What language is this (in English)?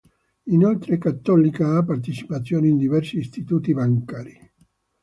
Italian